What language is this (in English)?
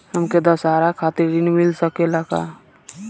Bhojpuri